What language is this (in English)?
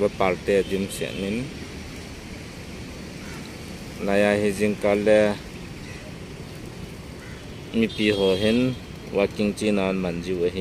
Thai